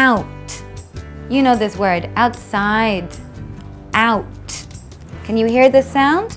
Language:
English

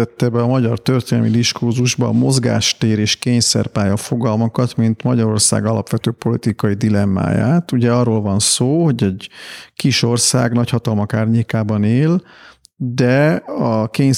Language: Hungarian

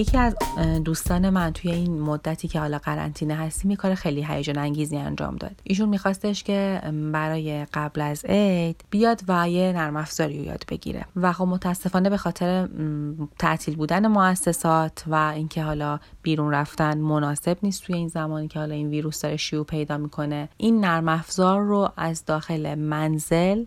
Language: Persian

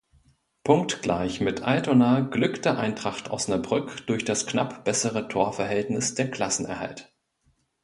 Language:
German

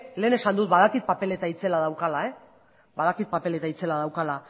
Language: Basque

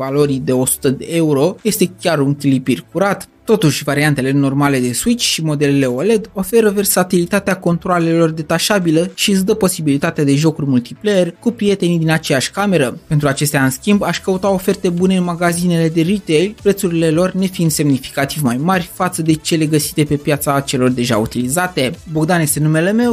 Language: Romanian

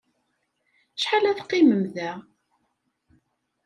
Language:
Kabyle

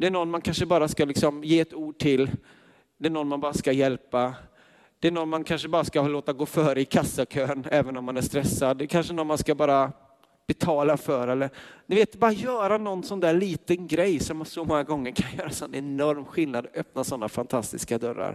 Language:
Swedish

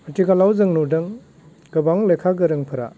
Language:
Bodo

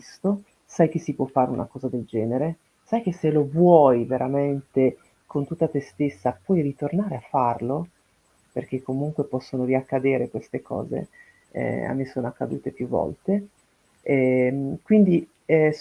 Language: Italian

